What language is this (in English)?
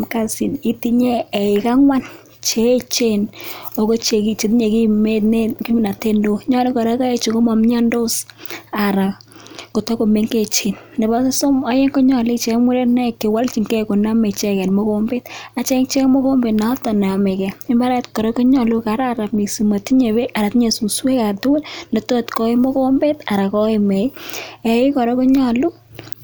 Kalenjin